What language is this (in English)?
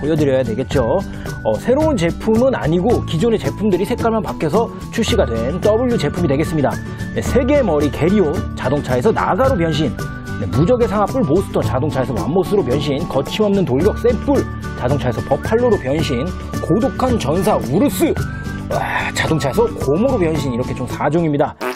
Korean